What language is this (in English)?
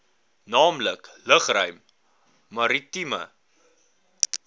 Afrikaans